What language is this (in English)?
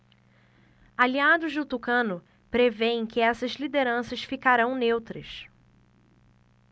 Portuguese